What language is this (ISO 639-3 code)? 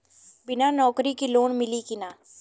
bho